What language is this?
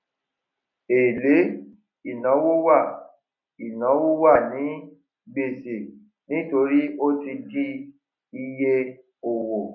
Yoruba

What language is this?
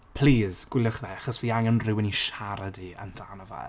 Welsh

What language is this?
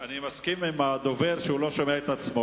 Hebrew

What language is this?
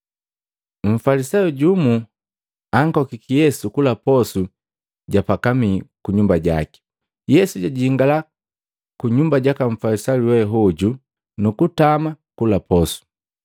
Matengo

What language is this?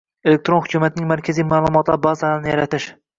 Uzbek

